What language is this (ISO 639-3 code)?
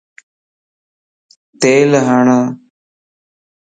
lss